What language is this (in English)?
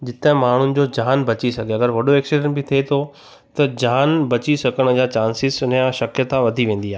Sindhi